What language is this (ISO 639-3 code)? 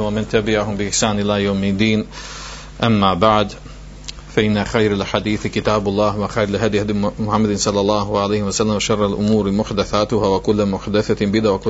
hrv